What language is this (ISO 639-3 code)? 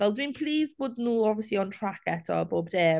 cym